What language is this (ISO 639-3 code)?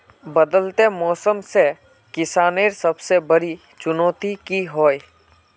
mag